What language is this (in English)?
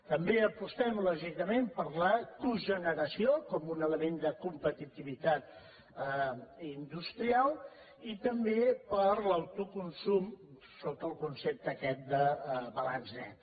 Catalan